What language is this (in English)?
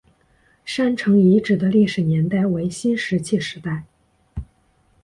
Chinese